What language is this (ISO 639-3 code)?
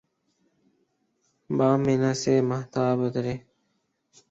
urd